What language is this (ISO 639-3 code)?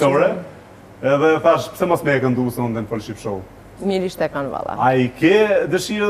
nld